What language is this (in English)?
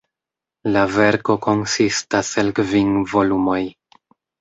Esperanto